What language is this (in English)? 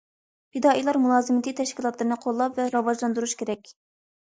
Uyghur